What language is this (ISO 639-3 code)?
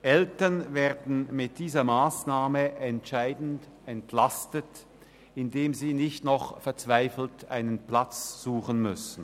gsw